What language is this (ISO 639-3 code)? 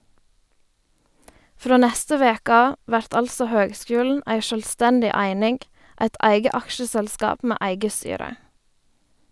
nor